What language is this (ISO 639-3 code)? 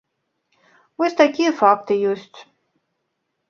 bel